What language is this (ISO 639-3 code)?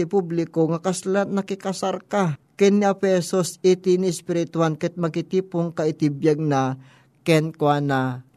fil